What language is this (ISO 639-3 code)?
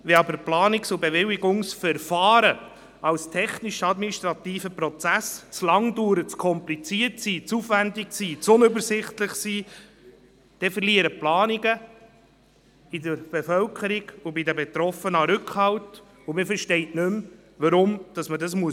gsw